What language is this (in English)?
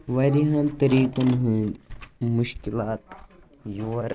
Kashmiri